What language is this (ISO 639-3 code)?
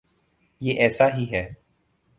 urd